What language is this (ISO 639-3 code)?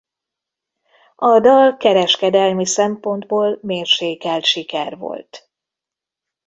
hun